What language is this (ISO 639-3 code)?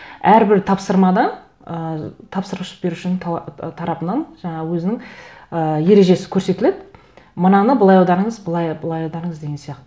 kaz